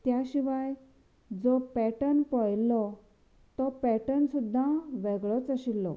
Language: Konkani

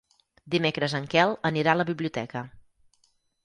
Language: Catalan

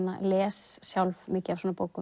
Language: Icelandic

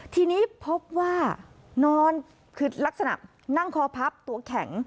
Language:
Thai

